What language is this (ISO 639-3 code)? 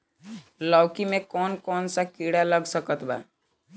bho